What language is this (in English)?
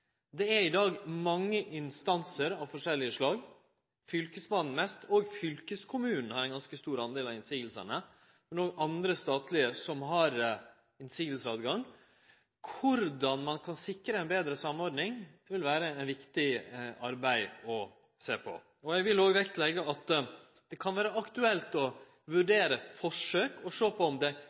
Norwegian Nynorsk